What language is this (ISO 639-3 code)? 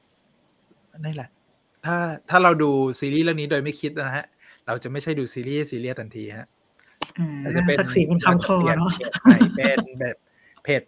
tha